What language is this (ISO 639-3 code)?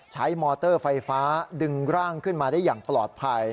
tha